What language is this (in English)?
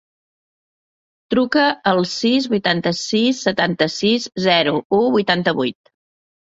Catalan